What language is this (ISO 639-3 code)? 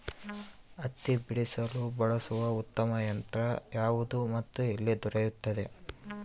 kan